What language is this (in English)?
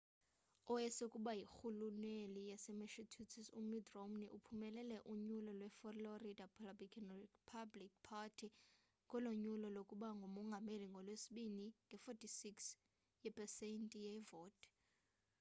Xhosa